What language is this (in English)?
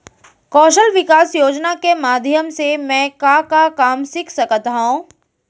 Chhattisgarhi